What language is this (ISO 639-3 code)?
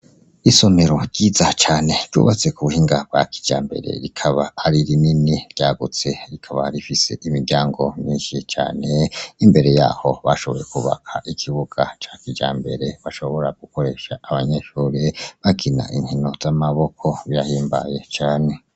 run